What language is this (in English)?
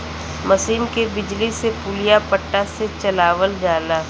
Bhojpuri